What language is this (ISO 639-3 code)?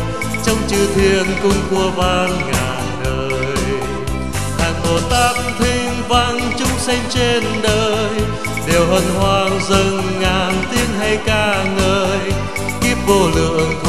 vie